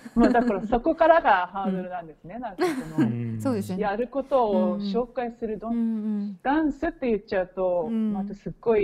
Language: Japanese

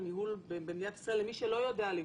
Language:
Hebrew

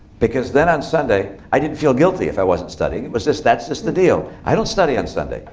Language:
English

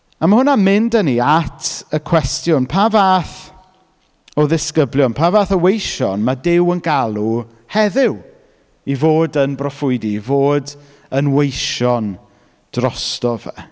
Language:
Welsh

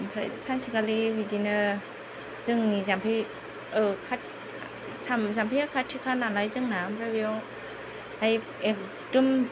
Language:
Bodo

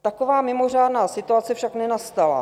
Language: Czech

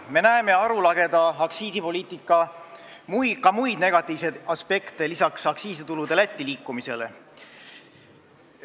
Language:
Estonian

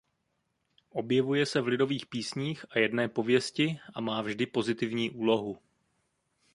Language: Czech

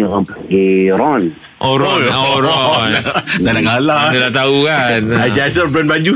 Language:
Malay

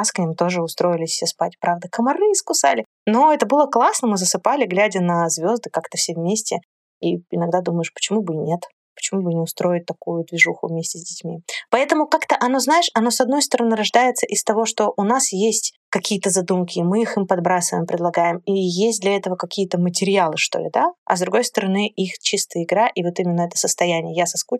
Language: Russian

